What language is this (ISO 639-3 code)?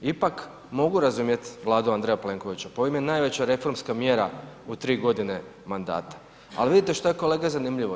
hrv